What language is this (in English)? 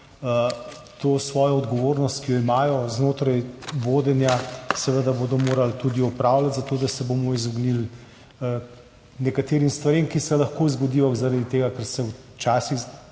Slovenian